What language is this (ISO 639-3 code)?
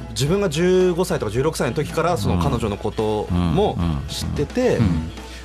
jpn